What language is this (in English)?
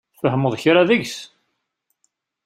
Kabyle